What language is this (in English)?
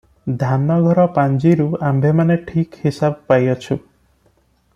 Odia